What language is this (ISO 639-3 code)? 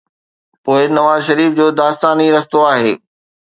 snd